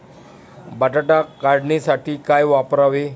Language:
Marathi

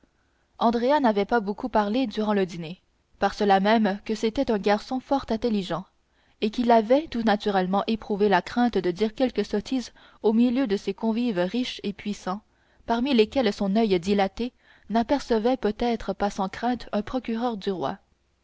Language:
French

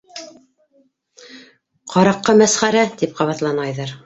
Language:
Bashkir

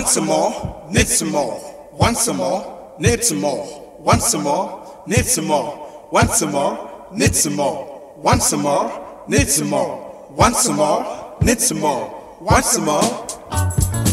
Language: English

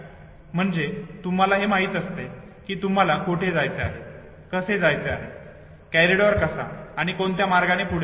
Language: Marathi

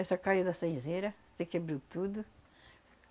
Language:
Portuguese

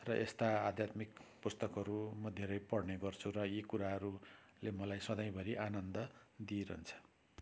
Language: Nepali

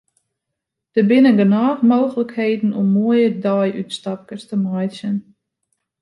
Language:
Western Frisian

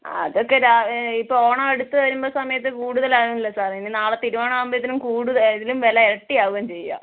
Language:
Malayalam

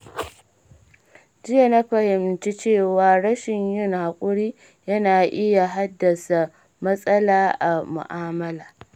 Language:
Hausa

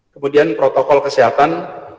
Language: Indonesian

